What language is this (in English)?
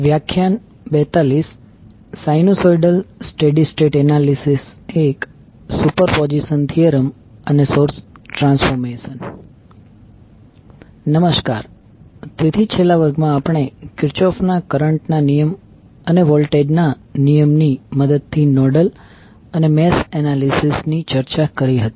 Gujarati